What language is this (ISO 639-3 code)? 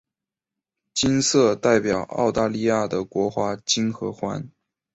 zho